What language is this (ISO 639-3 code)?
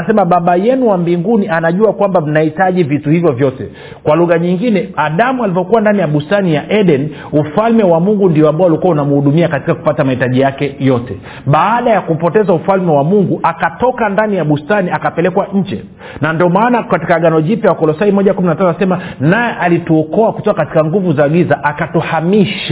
swa